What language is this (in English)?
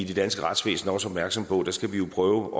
Danish